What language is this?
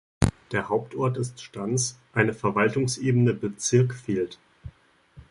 German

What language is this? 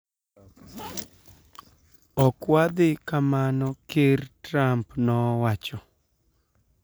Luo (Kenya and Tanzania)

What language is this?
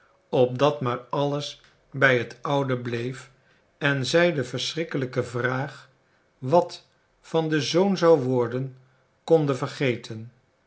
Dutch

